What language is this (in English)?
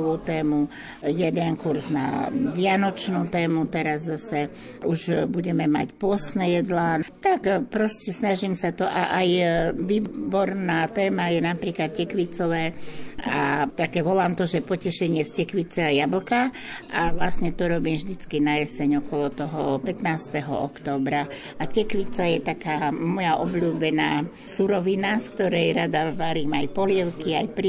Slovak